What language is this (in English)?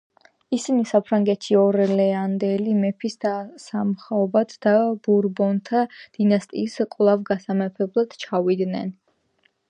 Georgian